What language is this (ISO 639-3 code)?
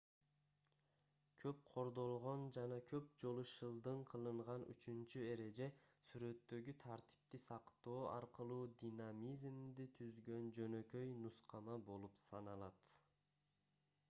kir